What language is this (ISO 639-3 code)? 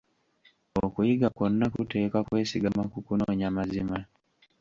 lug